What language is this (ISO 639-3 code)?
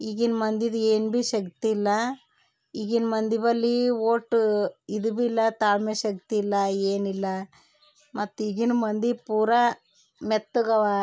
kan